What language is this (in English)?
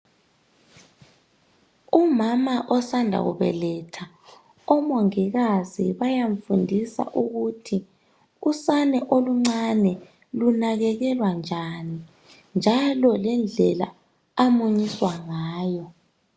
North Ndebele